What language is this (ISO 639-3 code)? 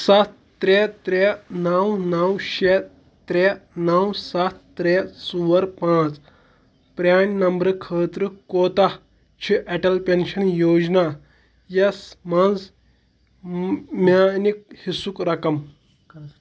kas